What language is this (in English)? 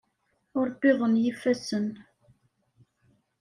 Kabyle